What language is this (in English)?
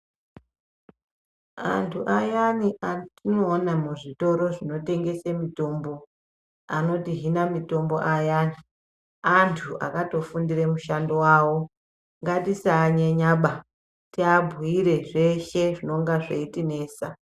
Ndau